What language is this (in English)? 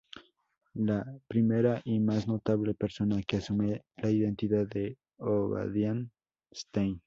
Spanish